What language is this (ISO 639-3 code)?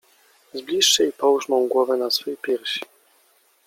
pol